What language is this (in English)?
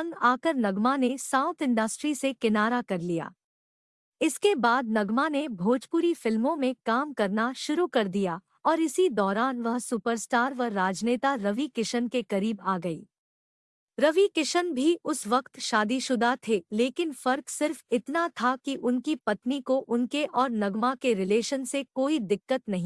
Hindi